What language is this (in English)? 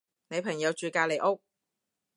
Cantonese